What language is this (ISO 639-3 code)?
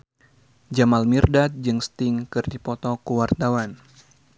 sun